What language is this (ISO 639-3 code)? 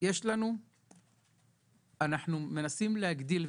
heb